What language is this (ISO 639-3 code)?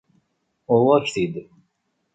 kab